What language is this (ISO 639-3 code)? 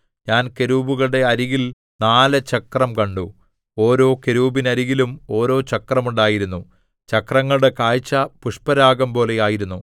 mal